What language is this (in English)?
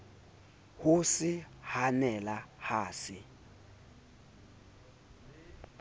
Southern Sotho